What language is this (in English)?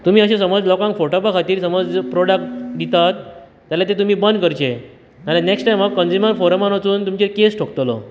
Konkani